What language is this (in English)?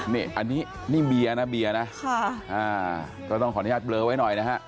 Thai